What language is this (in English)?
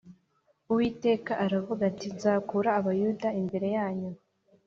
Kinyarwanda